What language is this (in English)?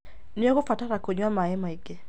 Kikuyu